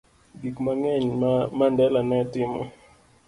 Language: Luo (Kenya and Tanzania)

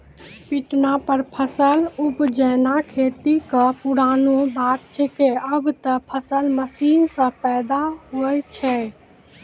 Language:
Maithili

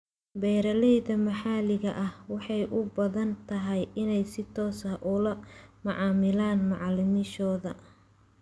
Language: Somali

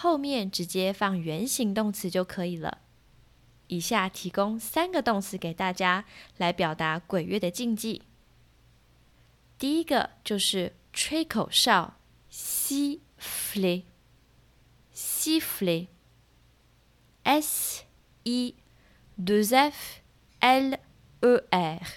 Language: Chinese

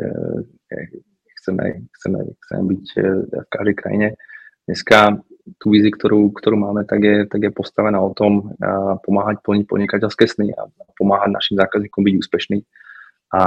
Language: Czech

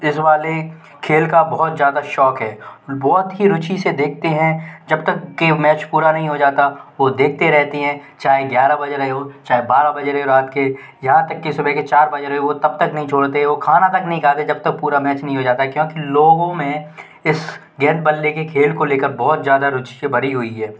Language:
Hindi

